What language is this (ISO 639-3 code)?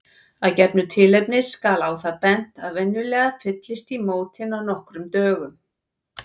isl